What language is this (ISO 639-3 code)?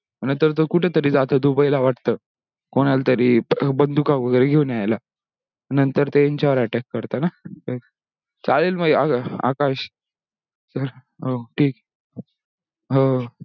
mar